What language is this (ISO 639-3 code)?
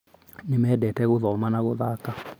kik